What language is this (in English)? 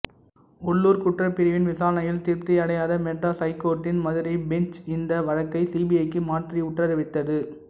Tamil